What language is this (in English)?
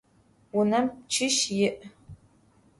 Adyghe